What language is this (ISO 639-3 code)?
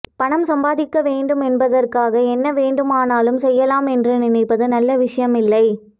tam